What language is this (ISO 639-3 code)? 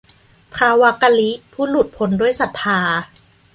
tha